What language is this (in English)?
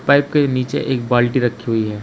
Hindi